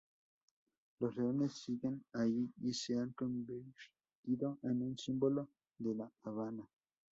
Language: Spanish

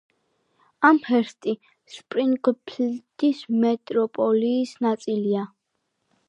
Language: Georgian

